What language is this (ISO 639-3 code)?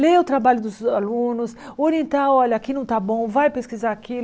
por